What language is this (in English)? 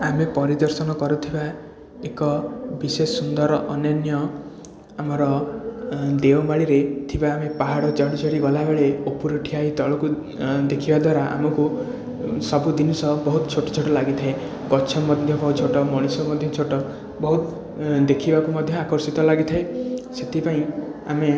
Odia